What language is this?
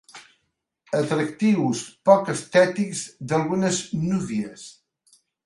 Catalan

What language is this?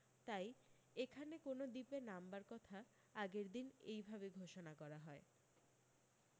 Bangla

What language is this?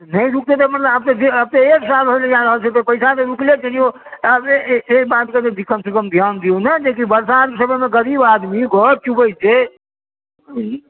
Maithili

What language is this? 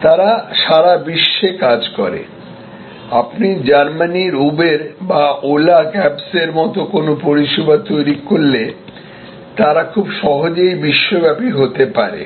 Bangla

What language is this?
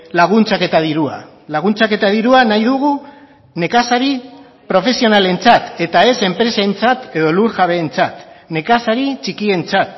Basque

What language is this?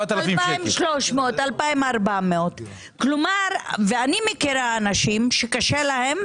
Hebrew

